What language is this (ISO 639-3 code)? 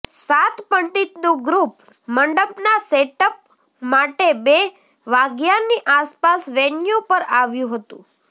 guj